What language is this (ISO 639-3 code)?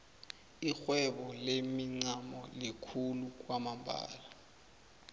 nbl